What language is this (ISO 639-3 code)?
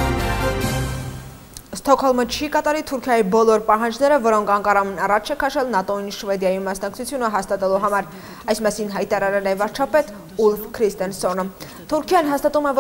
ron